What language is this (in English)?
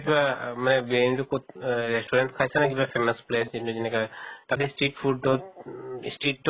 Assamese